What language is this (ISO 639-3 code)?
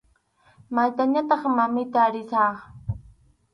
qxu